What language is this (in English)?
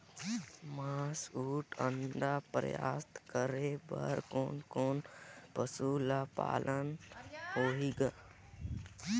Chhattisgarhi